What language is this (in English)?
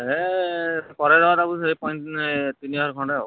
Odia